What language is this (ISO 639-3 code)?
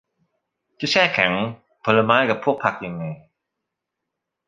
tha